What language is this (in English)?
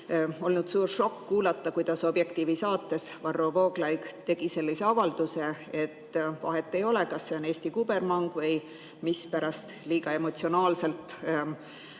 Estonian